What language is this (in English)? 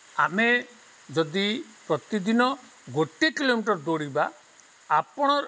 Odia